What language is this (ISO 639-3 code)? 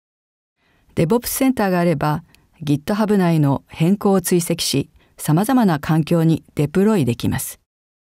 jpn